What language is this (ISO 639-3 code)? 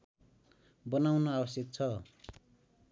nep